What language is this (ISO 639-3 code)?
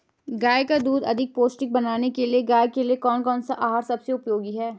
hin